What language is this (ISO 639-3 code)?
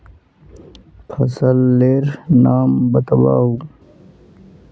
mag